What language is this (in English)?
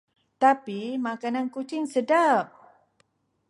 Malay